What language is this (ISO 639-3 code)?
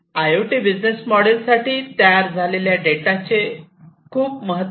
mar